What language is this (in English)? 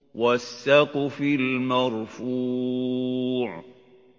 Arabic